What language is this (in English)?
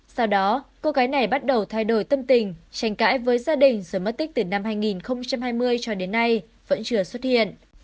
Vietnamese